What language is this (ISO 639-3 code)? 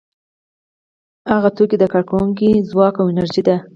pus